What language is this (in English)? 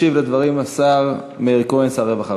Hebrew